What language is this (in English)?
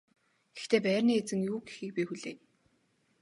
Mongolian